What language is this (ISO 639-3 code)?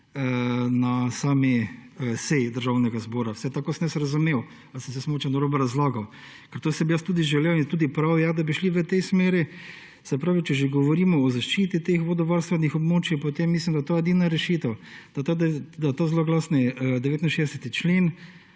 slv